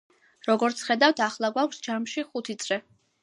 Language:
Georgian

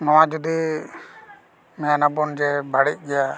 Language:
Santali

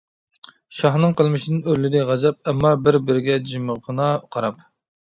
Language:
Uyghur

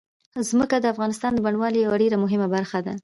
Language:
Pashto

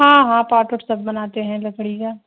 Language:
Urdu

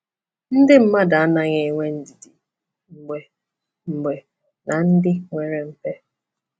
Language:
Igbo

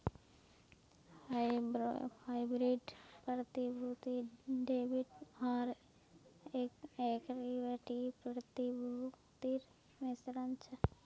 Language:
Magahi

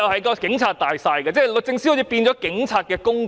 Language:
Cantonese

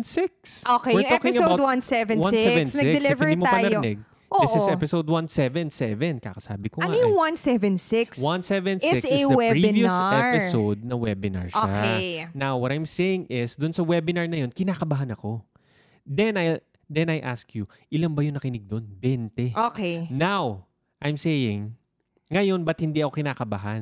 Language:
Filipino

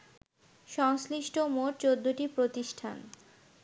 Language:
Bangla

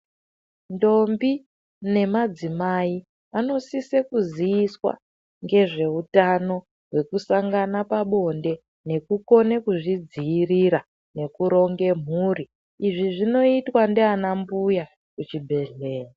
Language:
Ndau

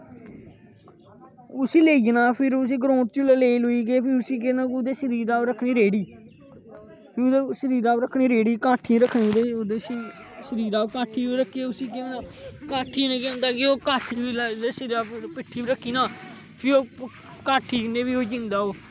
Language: Dogri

